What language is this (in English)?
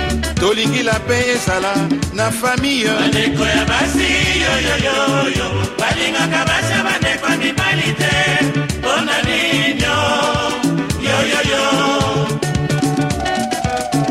Swahili